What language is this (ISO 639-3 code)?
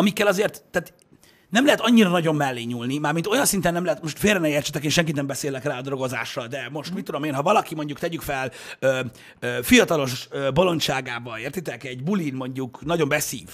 hun